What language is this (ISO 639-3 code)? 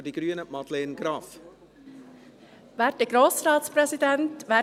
gsw